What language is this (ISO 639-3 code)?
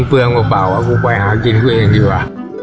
tha